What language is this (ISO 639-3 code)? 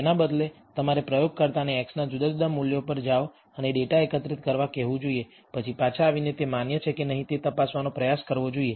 guj